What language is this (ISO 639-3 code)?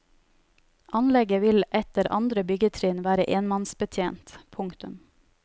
nor